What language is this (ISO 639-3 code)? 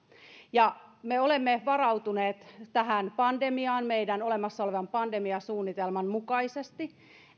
fin